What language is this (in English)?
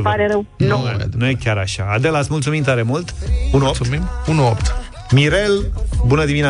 Romanian